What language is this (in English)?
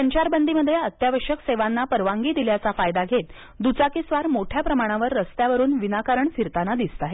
Marathi